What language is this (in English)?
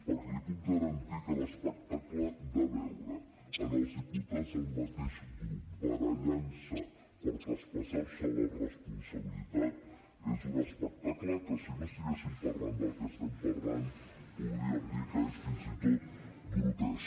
Catalan